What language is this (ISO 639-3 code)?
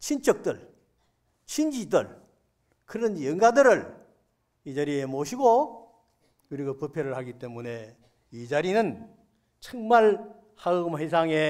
kor